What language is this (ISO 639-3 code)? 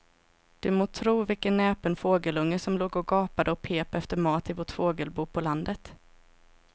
swe